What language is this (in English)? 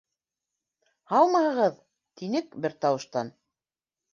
Bashkir